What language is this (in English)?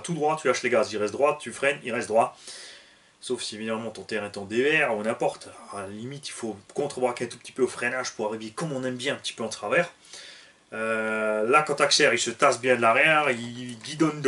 French